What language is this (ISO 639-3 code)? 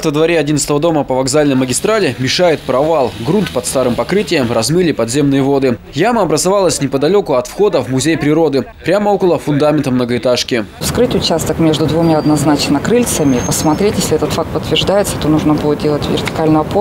rus